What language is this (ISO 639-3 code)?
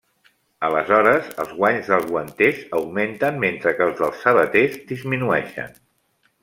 cat